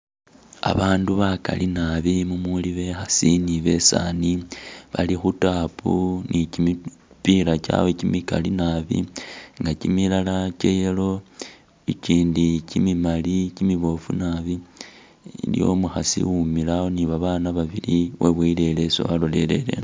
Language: Masaaba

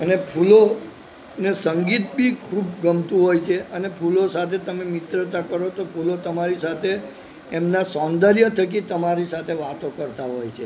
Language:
Gujarati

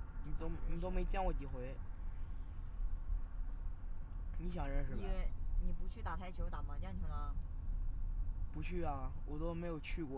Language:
Chinese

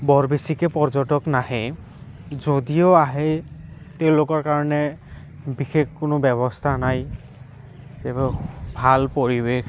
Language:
Assamese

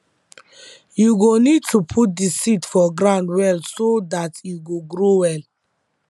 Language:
Nigerian Pidgin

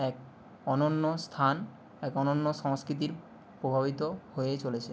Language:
Bangla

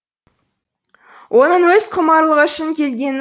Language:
Kazakh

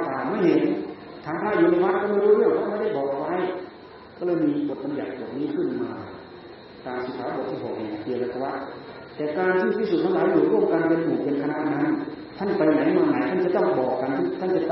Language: Thai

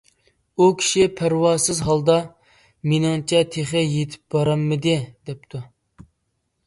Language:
Uyghur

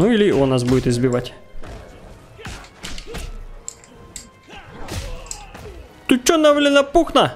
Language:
Russian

